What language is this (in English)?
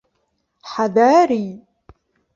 Arabic